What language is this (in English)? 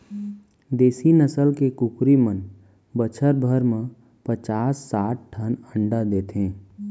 Chhattisgarhi